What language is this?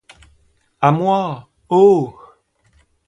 French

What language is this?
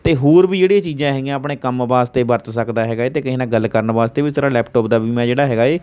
Punjabi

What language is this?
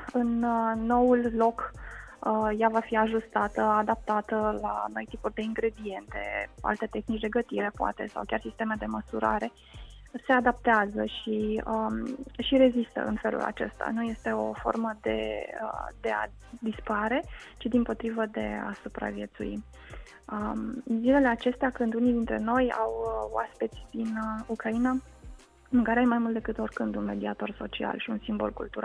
Romanian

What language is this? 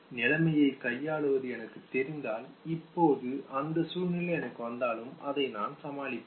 Tamil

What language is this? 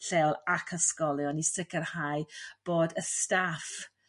Welsh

